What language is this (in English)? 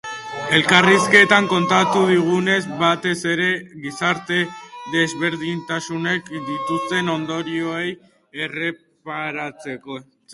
Basque